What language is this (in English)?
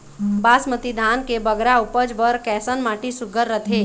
Chhattisgarhi